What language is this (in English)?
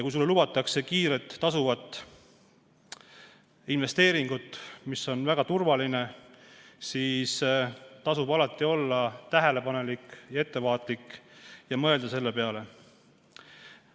Estonian